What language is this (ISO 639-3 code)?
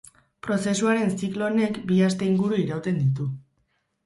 eus